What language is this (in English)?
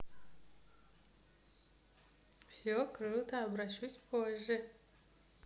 Russian